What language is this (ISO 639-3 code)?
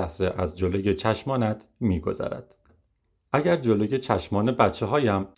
fas